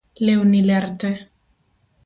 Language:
Luo (Kenya and Tanzania)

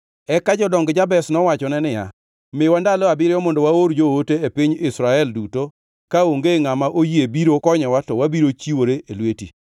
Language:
Luo (Kenya and Tanzania)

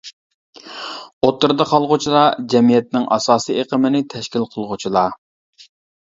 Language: Uyghur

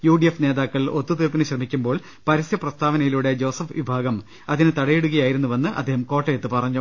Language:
Malayalam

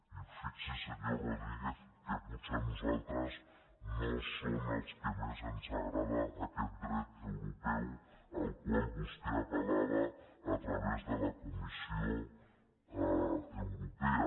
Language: Catalan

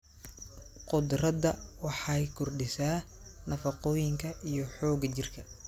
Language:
Somali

